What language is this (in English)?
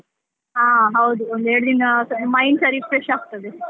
Kannada